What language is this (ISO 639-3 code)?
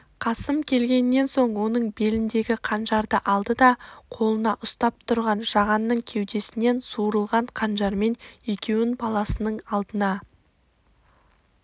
kaz